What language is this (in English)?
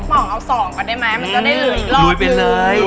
Thai